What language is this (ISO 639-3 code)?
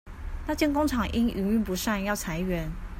zho